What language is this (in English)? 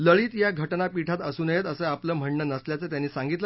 Marathi